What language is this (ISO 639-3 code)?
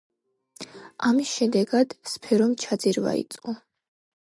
kat